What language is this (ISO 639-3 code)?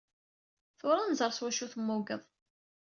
kab